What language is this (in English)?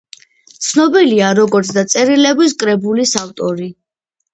Georgian